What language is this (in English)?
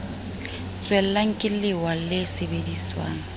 Southern Sotho